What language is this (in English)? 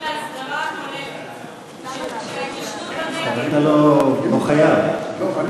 Hebrew